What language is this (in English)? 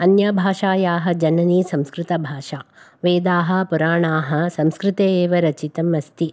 Sanskrit